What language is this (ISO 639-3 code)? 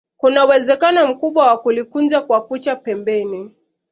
swa